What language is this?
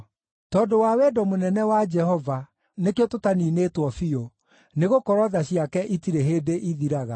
Kikuyu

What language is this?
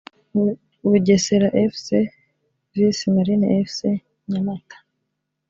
Kinyarwanda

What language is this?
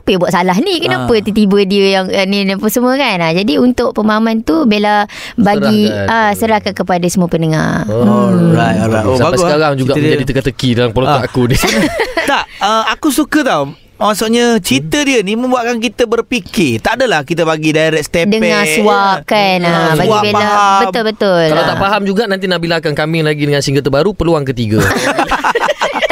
Malay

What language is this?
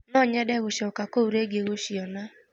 Kikuyu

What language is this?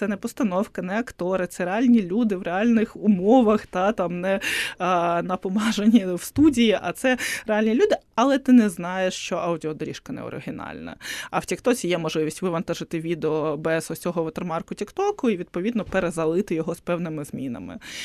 Ukrainian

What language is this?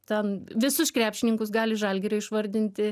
Lithuanian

